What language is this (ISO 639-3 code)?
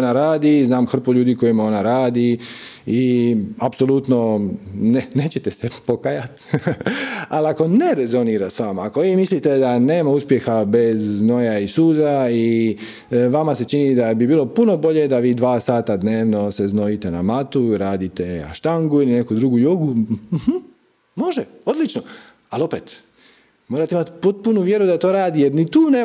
hrv